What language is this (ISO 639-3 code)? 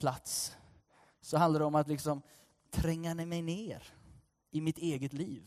swe